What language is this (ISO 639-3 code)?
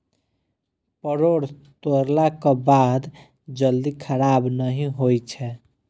mai